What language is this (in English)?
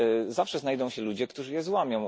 Polish